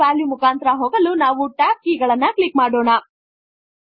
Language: Kannada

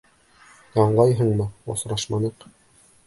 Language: Bashkir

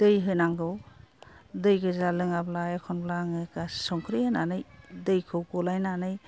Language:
Bodo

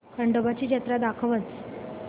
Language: Marathi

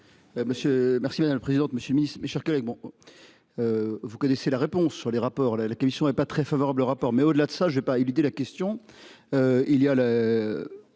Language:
French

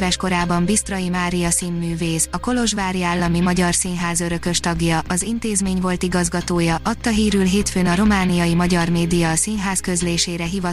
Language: Hungarian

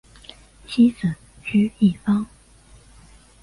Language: Chinese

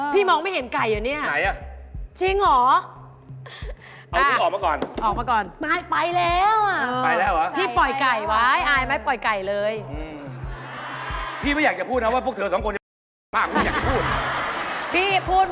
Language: Thai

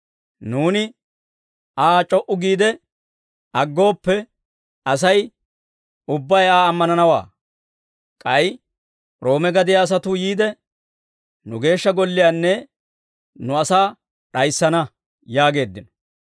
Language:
Dawro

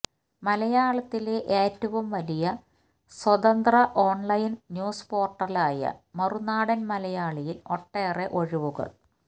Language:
Malayalam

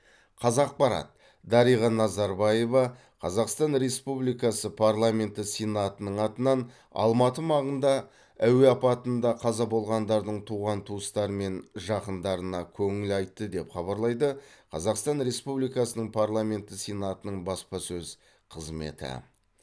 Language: Kazakh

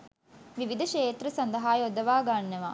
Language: Sinhala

